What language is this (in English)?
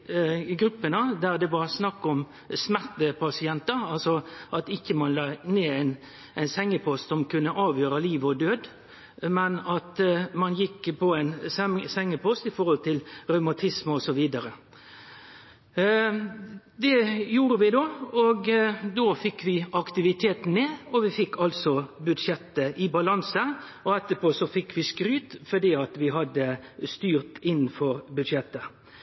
Norwegian Nynorsk